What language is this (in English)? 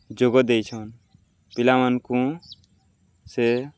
Odia